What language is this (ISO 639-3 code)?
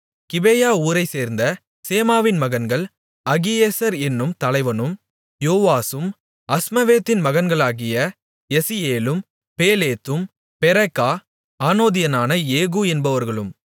tam